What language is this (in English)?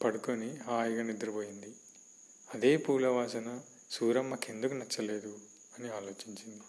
Telugu